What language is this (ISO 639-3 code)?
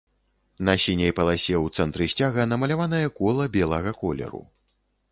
bel